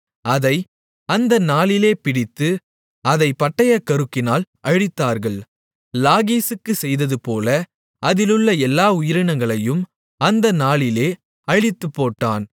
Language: Tamil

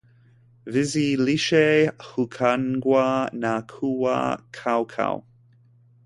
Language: Swahili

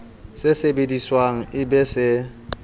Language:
Southern Sotho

